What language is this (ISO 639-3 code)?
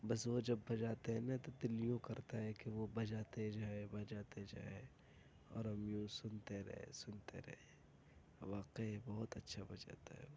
urd